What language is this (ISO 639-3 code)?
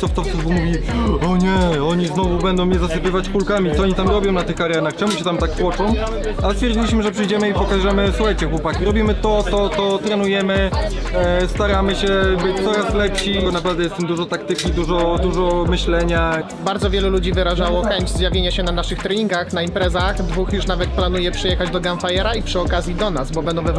pol